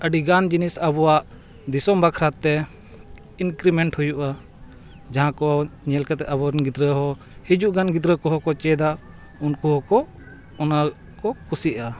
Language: Santali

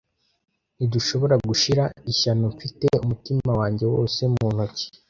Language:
Kinyarwanda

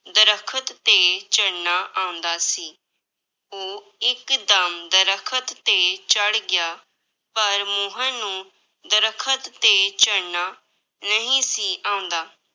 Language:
Punjabi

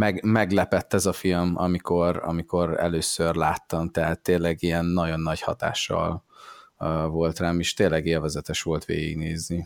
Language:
Hungarian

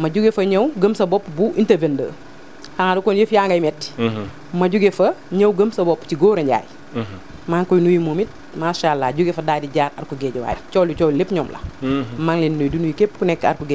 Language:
Indonesian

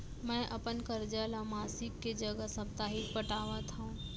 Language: Chhattisgarhi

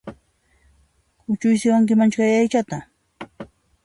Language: Puno Quechua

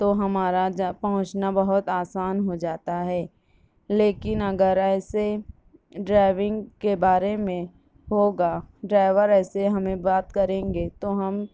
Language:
Urdu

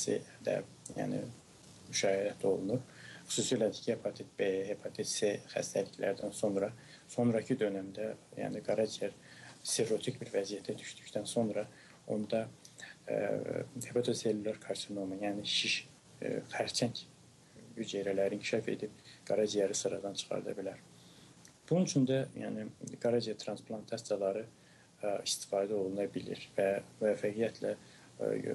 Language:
Turkish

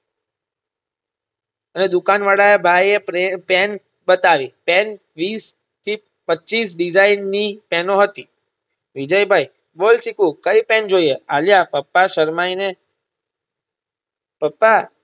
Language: Gujarati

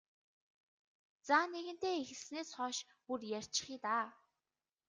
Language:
Mongolian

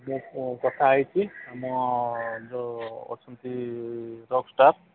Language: Odia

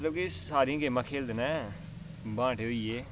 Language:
Dogri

